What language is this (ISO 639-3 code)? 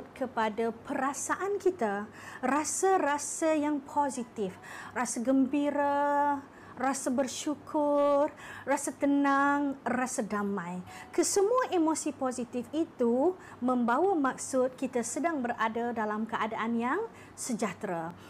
msa